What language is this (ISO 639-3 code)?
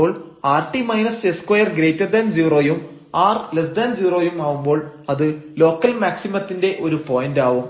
mal